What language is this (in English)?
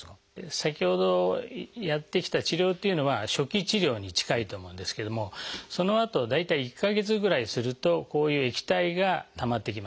Japanese